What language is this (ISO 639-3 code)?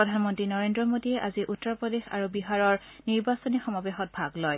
asm